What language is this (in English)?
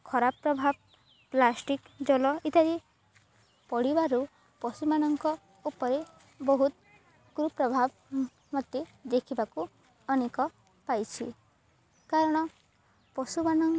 Odia